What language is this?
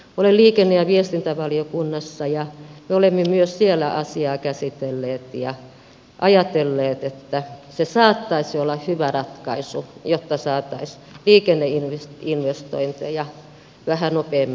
Finnish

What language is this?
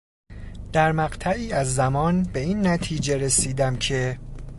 Persian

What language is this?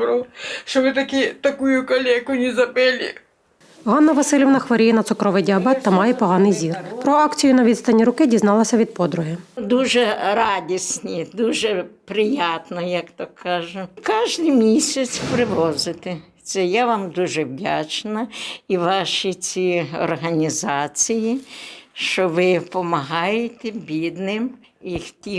Ukrainian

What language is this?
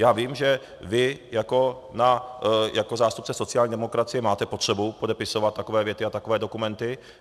Czech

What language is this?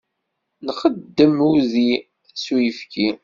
Kabyle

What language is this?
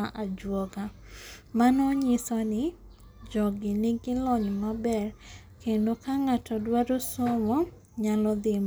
Luo (Kenya and Tanzania)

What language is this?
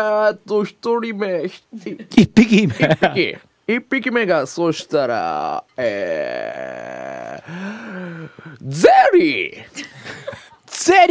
Japanese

